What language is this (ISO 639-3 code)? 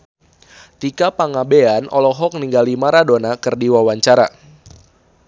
sun